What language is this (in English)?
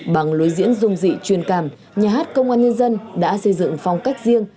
Vietnamese